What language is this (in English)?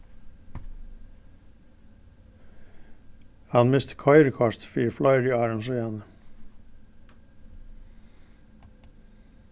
Faroese